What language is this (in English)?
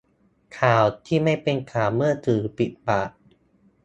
Thai